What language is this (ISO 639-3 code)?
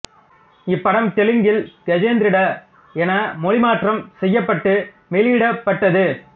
tam